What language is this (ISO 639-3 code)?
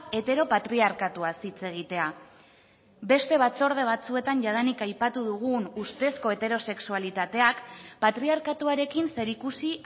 eus